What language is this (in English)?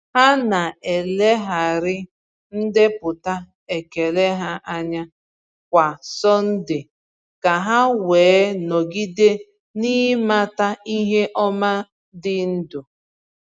Igbo